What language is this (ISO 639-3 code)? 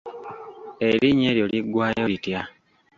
lug